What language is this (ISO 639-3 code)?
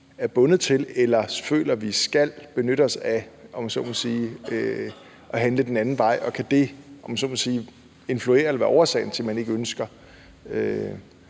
dan